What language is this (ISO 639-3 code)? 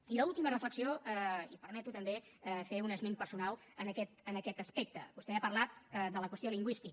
cat